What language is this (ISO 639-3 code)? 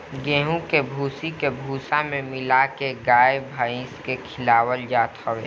bho